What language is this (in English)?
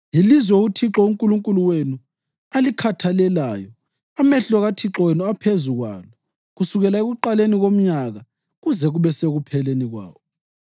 North Ndebele